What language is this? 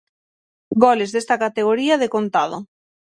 Galician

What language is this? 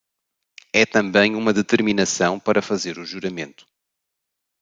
Portuguese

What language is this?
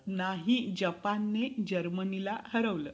Marathi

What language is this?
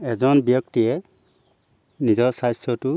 Assamese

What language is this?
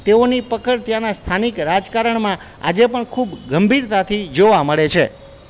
Gujarati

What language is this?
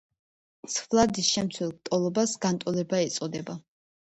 Georgian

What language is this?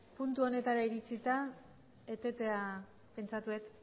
Basque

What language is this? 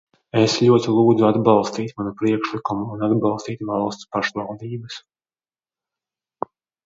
Latvian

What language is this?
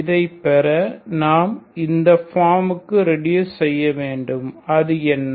Tamil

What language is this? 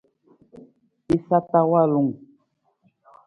Nawdm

